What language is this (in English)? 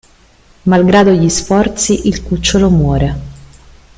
Italian